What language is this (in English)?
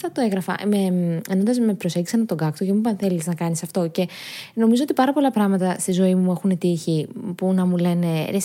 Greek